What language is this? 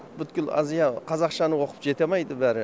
Kazakh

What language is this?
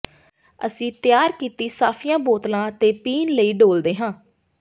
Punjabi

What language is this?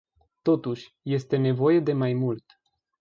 Romanian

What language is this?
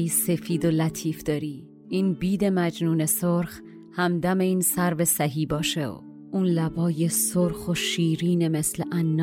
Persian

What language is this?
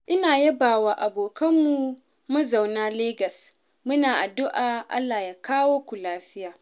Hausa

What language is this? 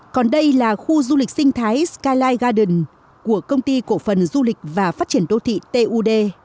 Vietnamese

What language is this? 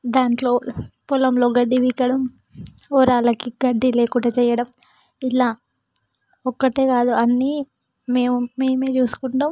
Telugu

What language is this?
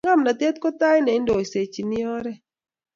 Kalenjin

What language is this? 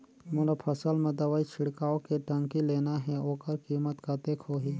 Chhattisgarhi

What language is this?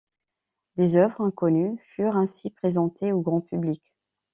French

